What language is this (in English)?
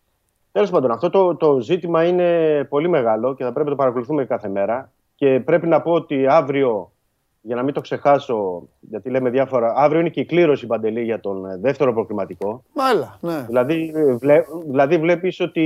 Greek